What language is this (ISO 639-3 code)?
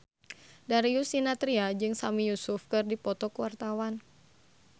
sun